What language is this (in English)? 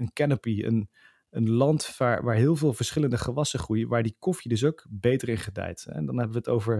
Dutch